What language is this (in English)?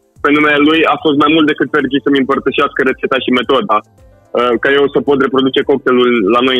Romanian